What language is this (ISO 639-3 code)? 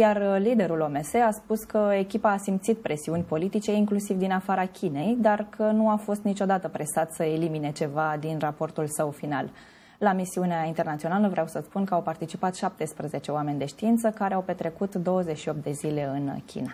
ron